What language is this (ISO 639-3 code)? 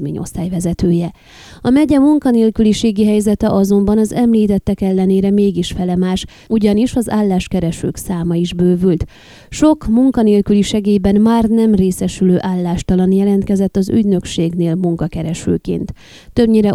hun